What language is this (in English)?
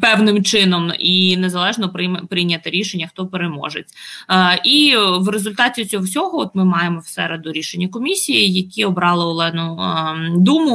Ukrainian